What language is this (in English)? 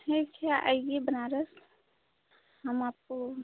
Hindi